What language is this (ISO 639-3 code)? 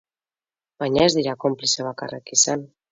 eus